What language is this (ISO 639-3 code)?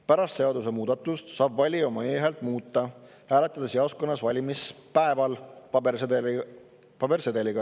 est